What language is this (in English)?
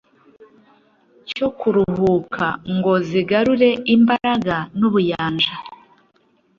Kinyarwanda